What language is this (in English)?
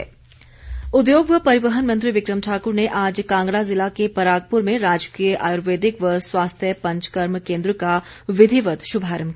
Hindi